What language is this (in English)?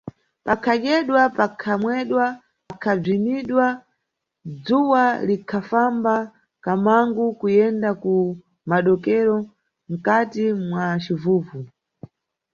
Nyungwe